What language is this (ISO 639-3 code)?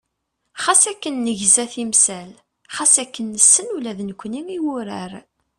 kab